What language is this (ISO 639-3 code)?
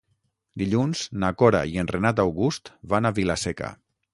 cat